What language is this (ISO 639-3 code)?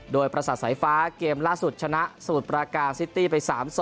tha